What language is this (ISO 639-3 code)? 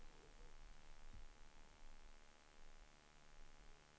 swe